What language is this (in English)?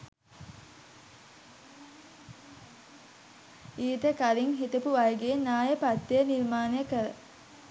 Sinhala